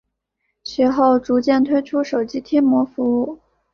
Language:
Chinese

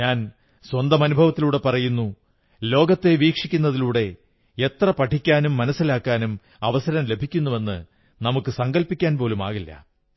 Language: Malayalam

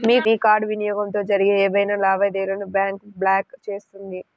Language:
Telugu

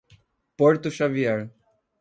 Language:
Portuguese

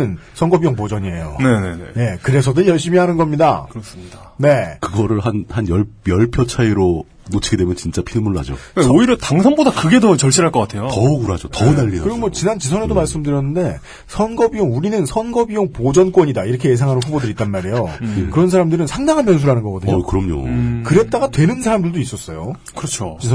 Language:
Korean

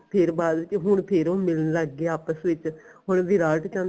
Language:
Punjabi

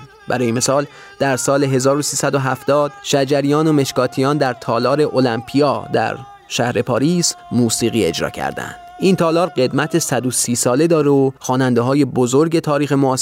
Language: Persian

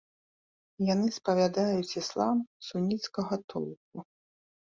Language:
Belarusian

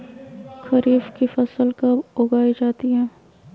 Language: Magahi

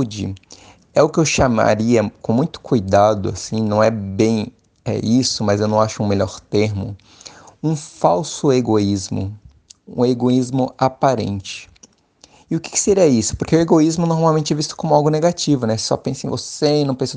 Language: Portuguese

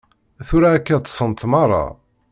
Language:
Kabyle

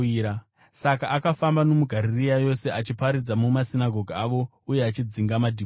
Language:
Shona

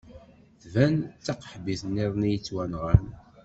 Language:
Kabyle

